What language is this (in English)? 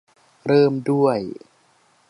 Thai